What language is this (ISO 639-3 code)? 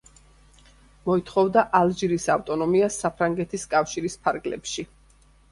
kat